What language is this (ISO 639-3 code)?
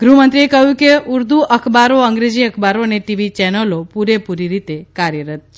guj